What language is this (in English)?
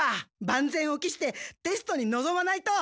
Japanese